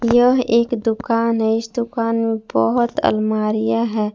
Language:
Hindi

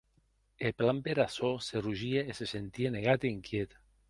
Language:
Occitan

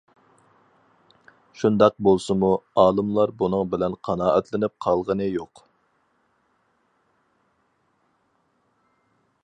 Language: Uyghur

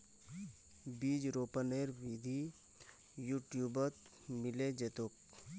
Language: Magahi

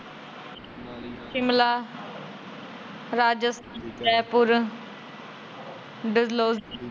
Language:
Punjabi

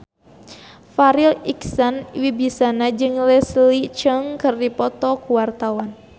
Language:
Sundanese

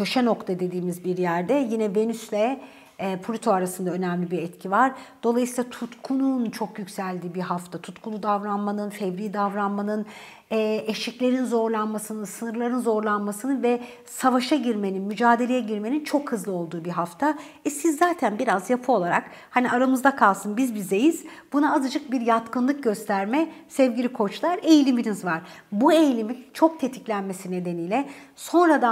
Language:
Turkish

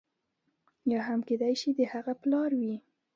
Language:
Pashto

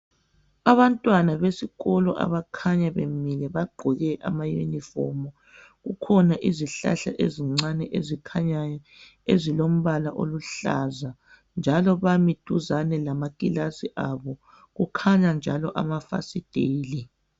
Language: North Ndebele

